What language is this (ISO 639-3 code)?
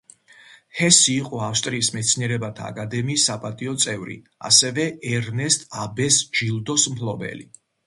kat